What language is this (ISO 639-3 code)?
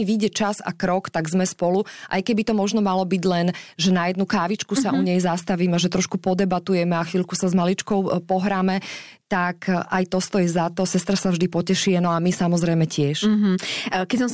slk